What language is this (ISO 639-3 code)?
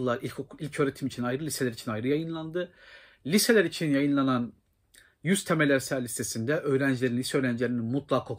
tur